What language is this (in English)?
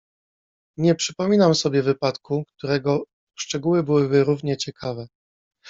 Polish